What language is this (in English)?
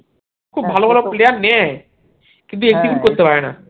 Bangla